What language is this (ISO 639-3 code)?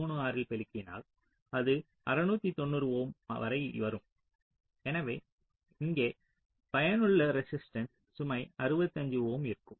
tam